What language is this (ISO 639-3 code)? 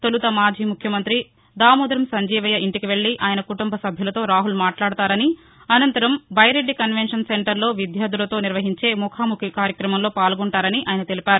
tel